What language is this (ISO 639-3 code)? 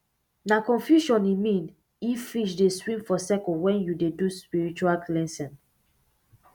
pcm